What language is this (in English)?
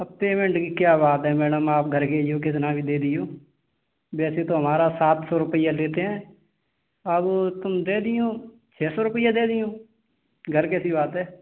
Hindi